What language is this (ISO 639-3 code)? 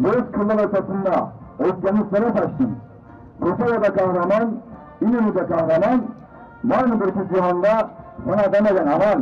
tur